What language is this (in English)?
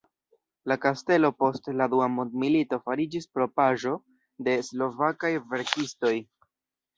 Esperanto